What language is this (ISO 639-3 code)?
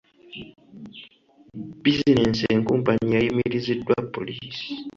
lug